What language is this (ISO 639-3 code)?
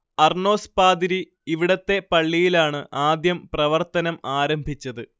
mal